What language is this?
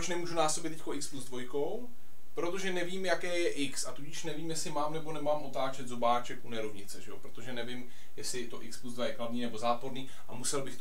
Czech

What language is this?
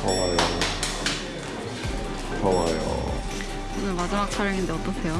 Korean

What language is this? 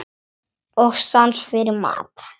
Icelandic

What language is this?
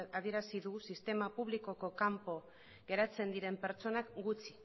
Basque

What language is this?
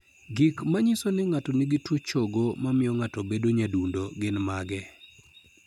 Luo (Kenya and Tanzania)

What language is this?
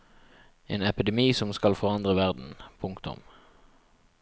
Norwegian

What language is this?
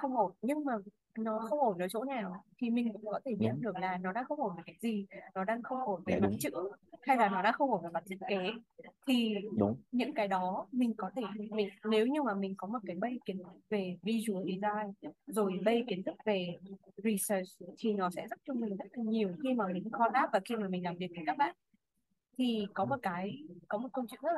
Vietnamese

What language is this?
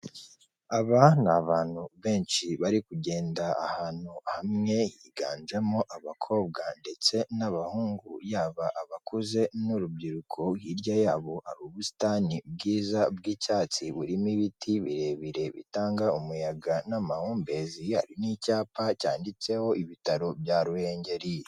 Kinyarwanda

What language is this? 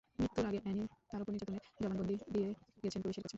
Bangla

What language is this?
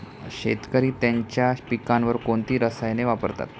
Marathi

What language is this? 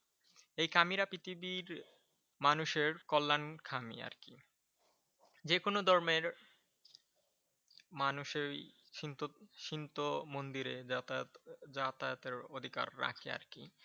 Bangla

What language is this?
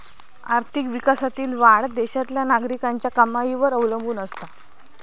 Marathi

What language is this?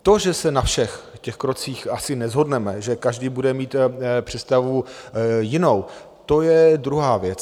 Czech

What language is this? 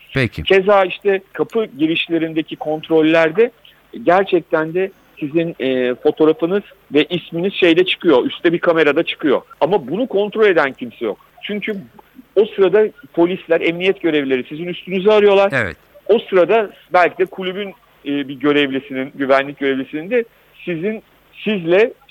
Turkish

